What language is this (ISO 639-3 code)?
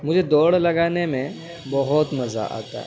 urd